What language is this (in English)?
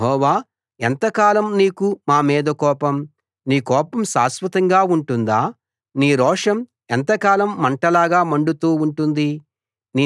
Telugu